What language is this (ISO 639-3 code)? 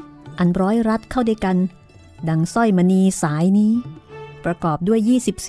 tha